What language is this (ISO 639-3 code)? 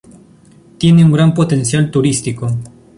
spa